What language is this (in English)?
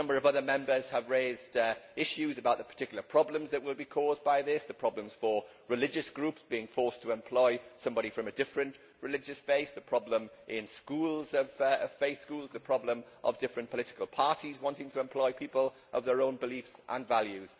English